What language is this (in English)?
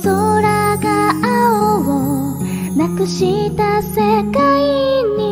Japanese